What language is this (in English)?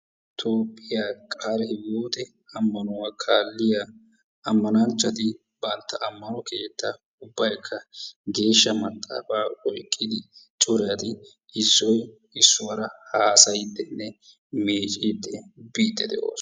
Wolaytta